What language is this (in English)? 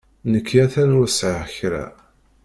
Kabyle